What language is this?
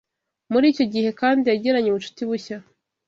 Kinyarwanda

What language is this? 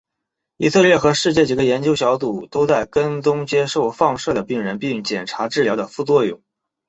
Chinese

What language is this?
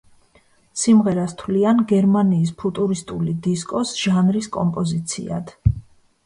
Georgian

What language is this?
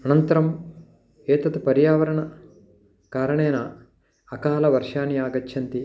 Sanskrit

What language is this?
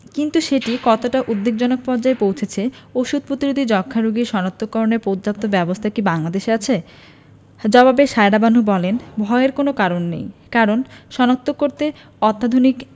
Bangla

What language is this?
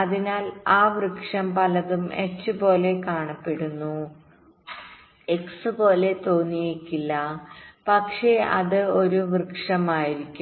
Malayalam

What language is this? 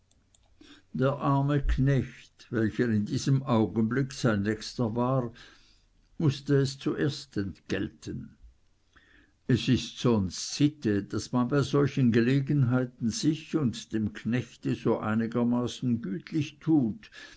German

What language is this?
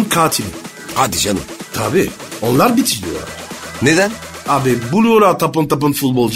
Turkish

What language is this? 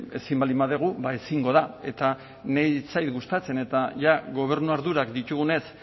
Basque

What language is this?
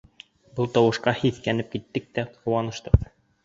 Bashkir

